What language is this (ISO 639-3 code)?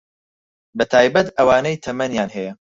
ckb